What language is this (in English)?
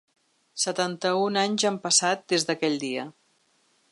Catalan